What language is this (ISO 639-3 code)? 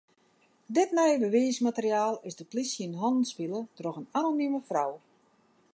fry